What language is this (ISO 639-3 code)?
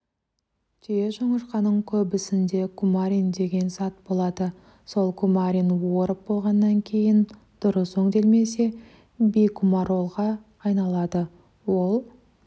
kaz